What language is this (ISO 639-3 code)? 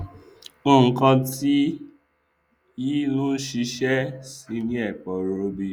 yor